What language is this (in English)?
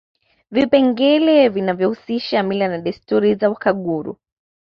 Swahili